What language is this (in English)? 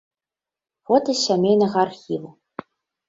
Belarusian